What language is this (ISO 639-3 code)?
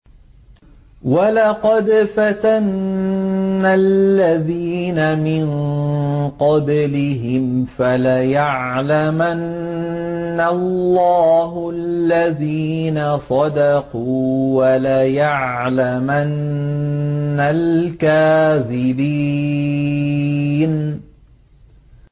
ara